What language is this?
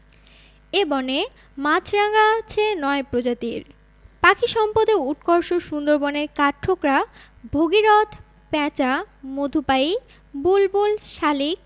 Bangla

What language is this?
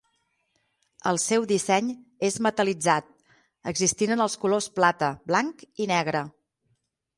Catalan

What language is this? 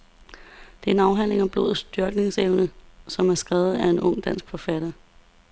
Danish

